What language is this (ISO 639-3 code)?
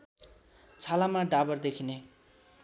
nep